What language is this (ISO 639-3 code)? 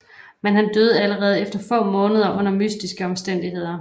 dan